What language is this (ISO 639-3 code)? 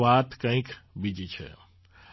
guj